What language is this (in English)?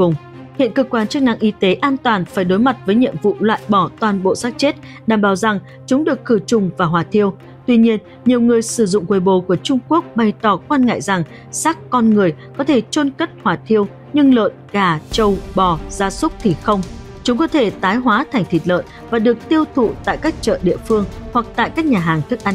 Vietnamese